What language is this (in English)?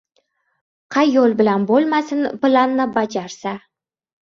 Uzbek